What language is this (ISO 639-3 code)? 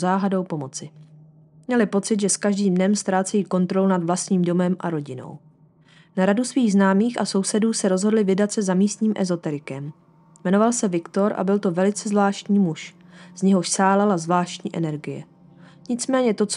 ces